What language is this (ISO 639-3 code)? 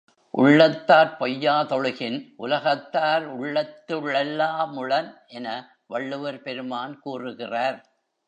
tam